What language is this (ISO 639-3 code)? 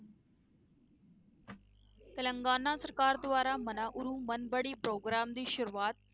pan